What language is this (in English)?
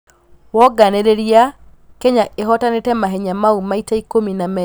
Kikuyu